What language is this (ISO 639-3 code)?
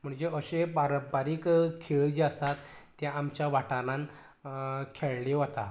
kok